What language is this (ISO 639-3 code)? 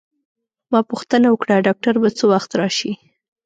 pus